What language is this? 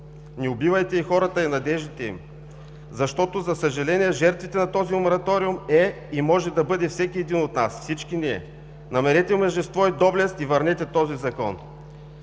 Bulgarian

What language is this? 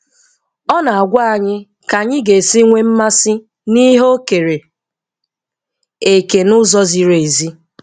Igbo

